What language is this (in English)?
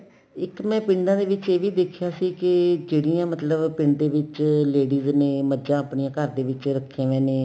Punjabi